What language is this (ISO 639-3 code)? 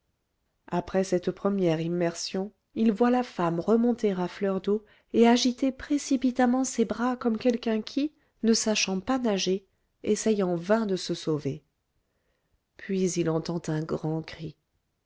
fra